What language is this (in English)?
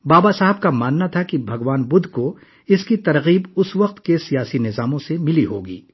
Urdu